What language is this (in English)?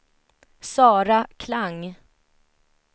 Swedish